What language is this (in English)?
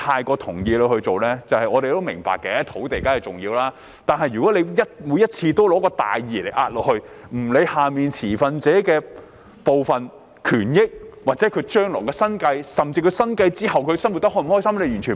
Cantonese